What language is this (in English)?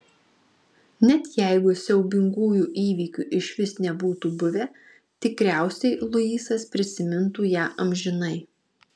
Lithuanian